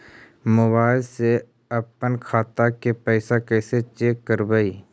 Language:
Magahi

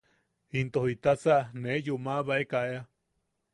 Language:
Yaqui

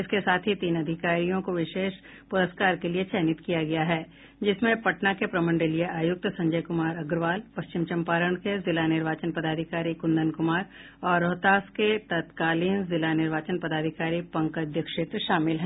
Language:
Hindi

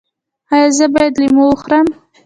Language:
Pashto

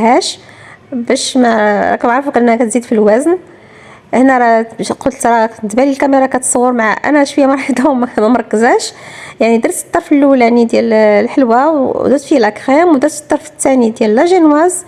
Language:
Arabic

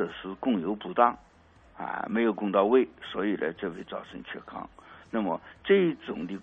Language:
Chinese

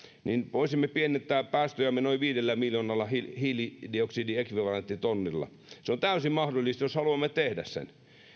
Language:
Finnish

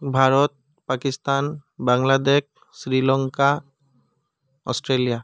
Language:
Assamese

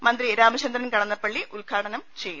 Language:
Malayalam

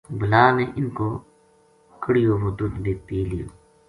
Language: Gujari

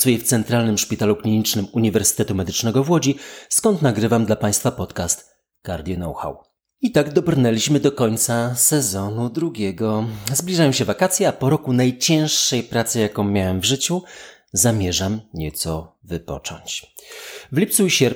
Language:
Polish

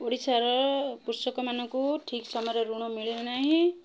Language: Odia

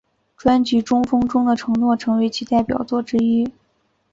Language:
Chinese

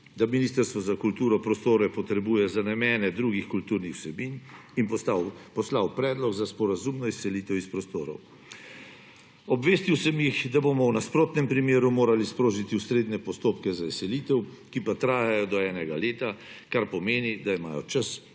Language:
Slovenian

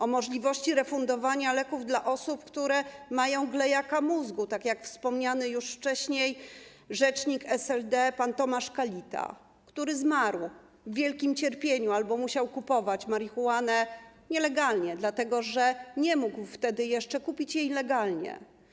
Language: Polish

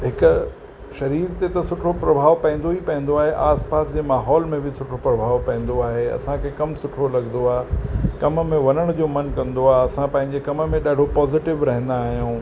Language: Sindhi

